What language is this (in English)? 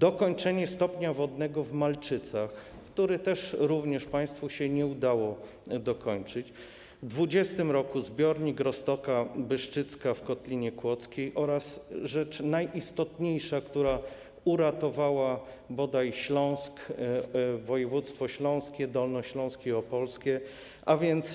Polish